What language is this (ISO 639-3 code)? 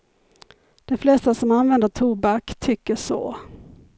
swe